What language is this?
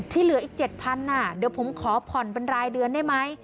Thai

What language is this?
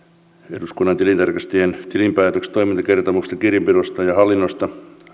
Finnish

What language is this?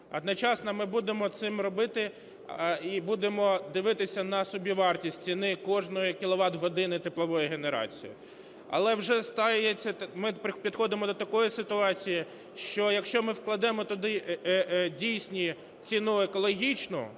Ukrainian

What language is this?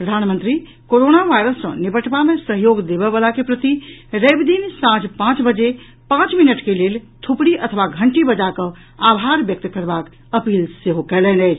Maithili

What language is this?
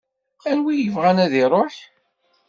Kabyle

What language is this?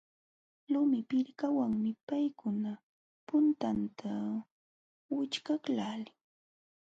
Jauja Wanca Quechua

